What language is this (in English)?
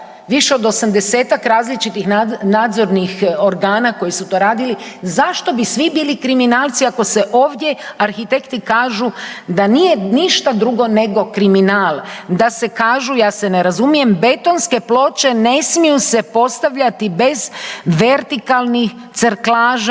Croatian